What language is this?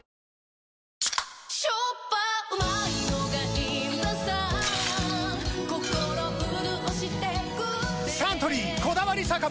Japanese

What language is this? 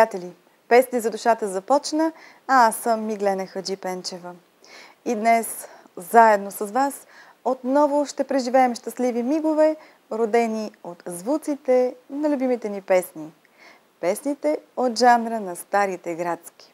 Bulgarian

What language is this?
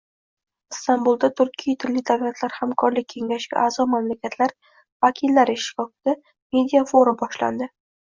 Uzbek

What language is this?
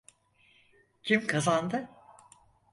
Turkish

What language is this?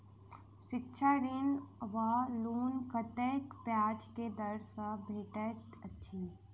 Maithili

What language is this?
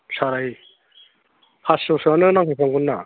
Bodo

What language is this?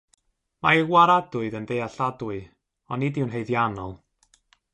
Welsh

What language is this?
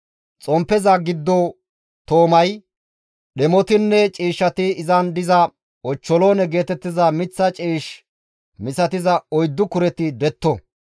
Gamo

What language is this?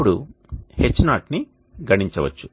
Telugu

